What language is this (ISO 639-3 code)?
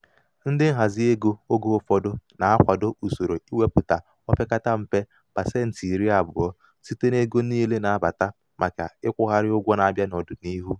ibo